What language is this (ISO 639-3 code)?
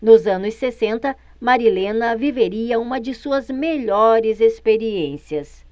por